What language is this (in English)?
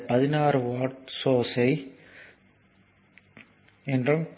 Tamil